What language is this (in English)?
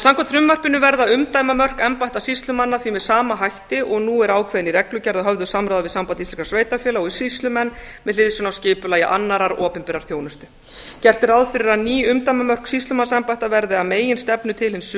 Icelandic